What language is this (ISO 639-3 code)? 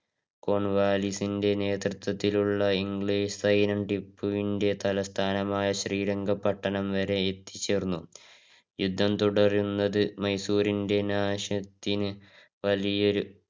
mal